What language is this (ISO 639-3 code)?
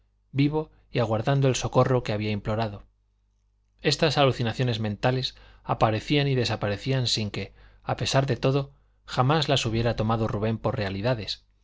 spa